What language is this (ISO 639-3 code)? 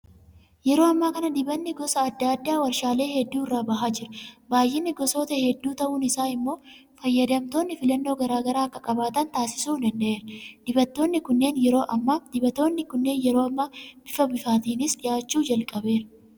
orm